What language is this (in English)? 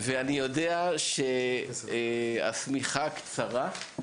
Hebrew